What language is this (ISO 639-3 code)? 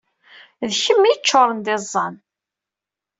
kab